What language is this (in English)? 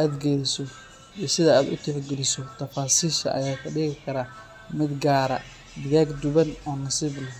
Somali